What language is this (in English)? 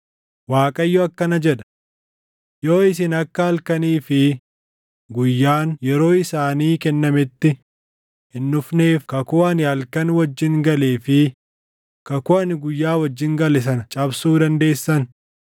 Oromo